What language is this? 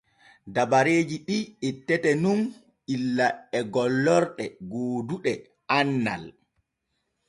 Borgu Fulfulde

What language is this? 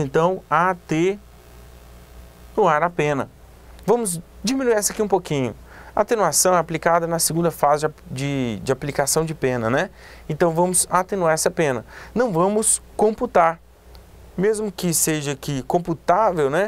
Portuguese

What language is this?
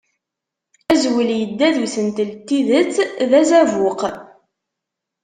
Kabyle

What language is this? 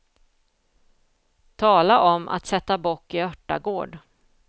Swedish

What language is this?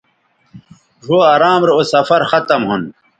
Bateri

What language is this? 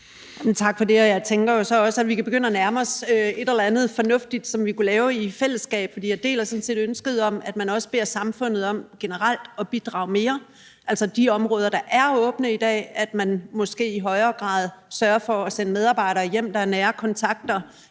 Danish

